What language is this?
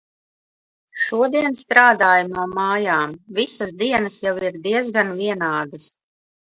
Latvian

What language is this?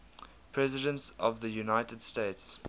English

